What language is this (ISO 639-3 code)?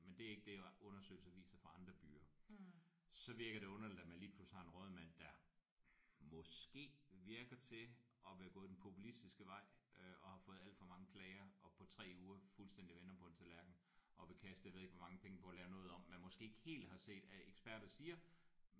dan